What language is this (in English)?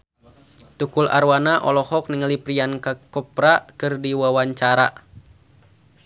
Sundanese